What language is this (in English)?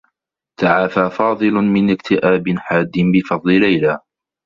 Arabic